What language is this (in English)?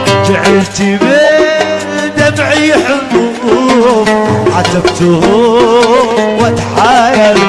Arabic